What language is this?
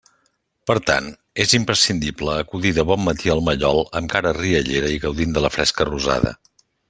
Catalan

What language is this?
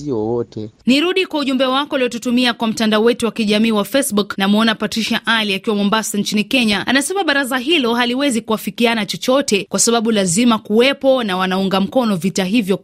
Swahili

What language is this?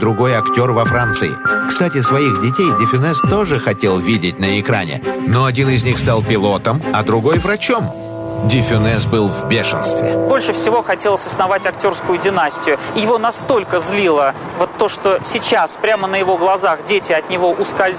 Russian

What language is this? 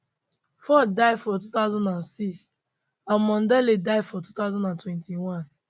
Nigerian Pidgin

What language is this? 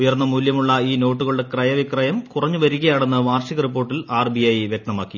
Malayalam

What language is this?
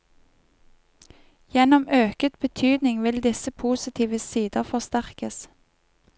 Norwegian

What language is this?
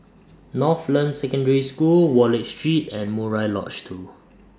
English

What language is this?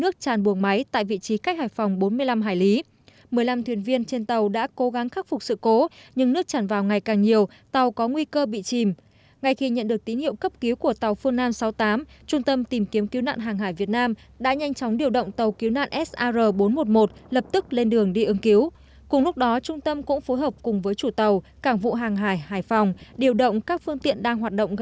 Vietnamese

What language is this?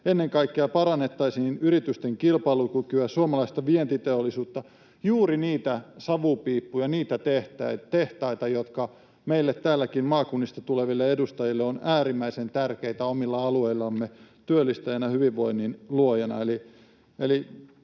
Finnish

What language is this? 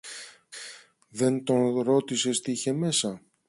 Greek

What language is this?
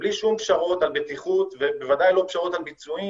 Hebrew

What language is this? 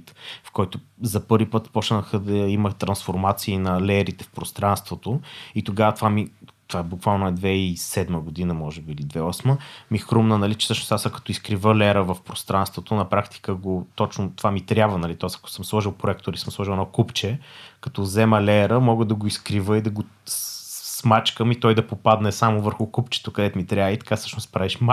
Bulgarian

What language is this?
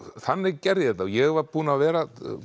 Icelandic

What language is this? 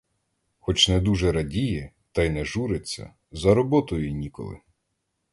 Ukrainian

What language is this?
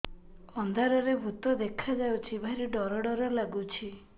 Odia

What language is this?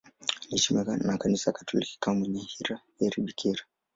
Swahili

